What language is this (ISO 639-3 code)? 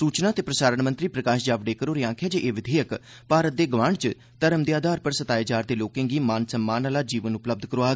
doi